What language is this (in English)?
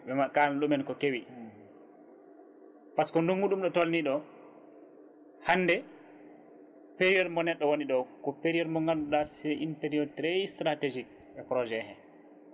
Fula